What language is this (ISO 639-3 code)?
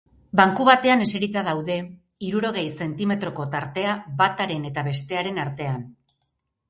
eus